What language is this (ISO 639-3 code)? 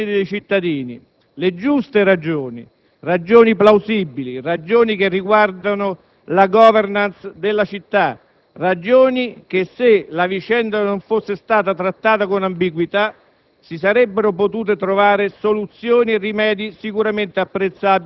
ita